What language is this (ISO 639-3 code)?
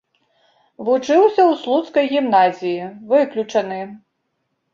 bel